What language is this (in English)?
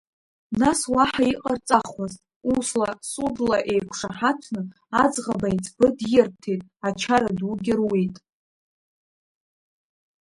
Abkhazian